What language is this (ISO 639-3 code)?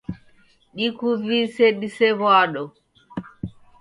dav